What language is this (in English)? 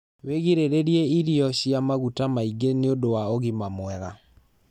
Kikuyu